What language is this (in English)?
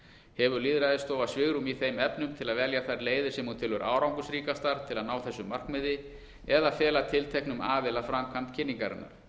Icelandic